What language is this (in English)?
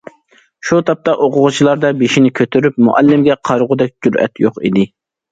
Uyghur